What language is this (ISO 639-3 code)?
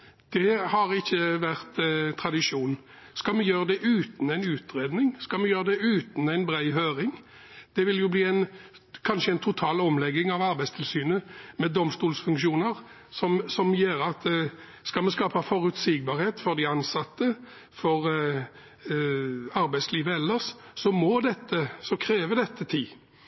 nob